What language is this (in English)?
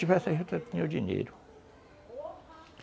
Portuguese